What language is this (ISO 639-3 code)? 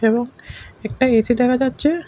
ben